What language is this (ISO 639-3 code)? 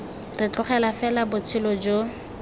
tsn